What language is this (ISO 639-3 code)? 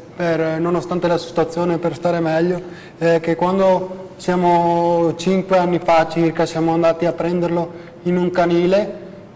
ita